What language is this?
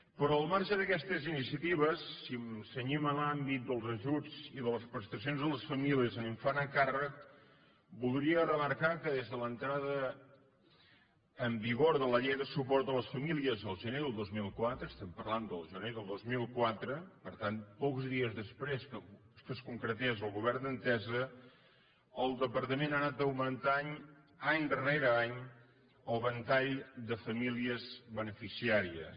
Catalan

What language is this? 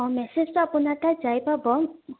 Assamese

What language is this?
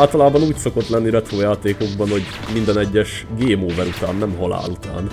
Hungarian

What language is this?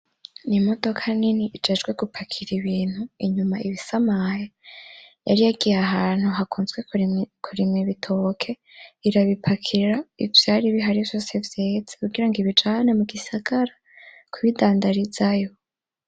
Rundi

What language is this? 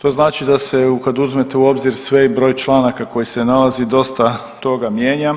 Croatian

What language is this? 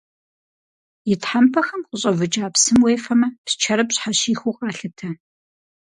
Kabardian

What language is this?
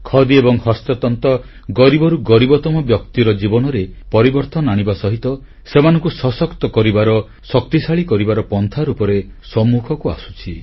Odia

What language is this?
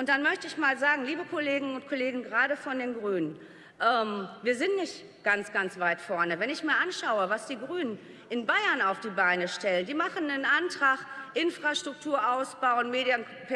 German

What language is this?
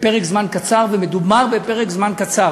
Hebrew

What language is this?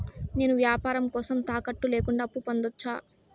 Telugu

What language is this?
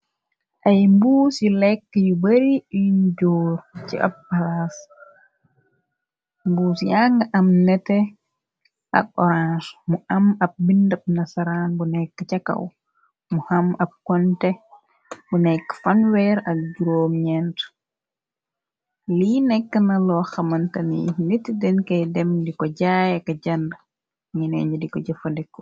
Wolof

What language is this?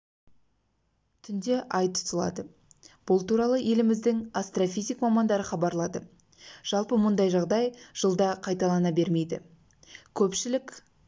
Kazakh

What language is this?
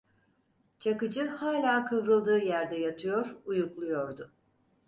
Turkish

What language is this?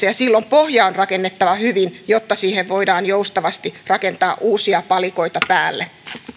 Finnish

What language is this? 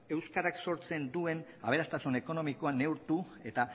Basque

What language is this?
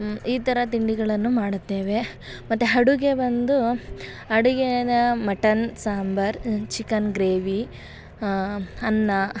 Kannada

